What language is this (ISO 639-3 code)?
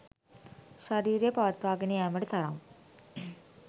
sin